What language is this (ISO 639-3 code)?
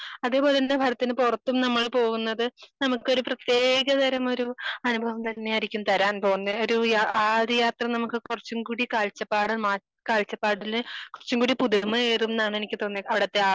mal